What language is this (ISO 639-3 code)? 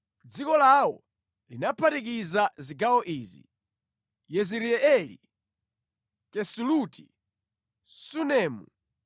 nya